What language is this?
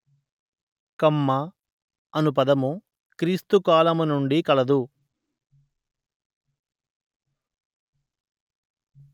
Telugu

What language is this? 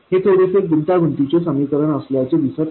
Marathi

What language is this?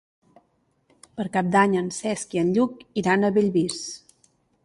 Catalan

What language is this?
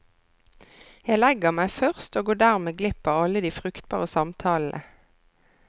Norwegian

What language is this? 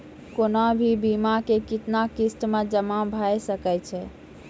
Maithili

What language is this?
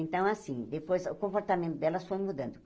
Portuguese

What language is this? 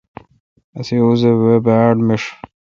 Kalkoti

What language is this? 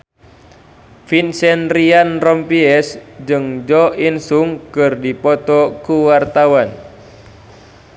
Sundanese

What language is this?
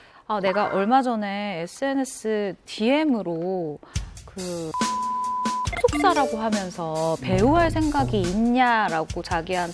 Korean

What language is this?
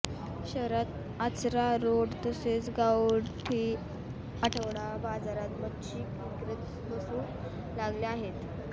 Marathi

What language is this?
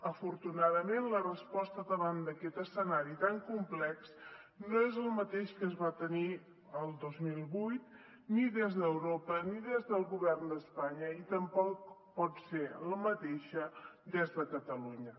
Catalan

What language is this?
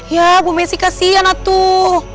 Indonesian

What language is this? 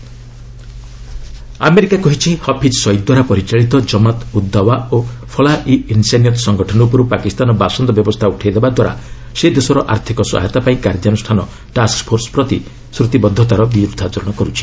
Odia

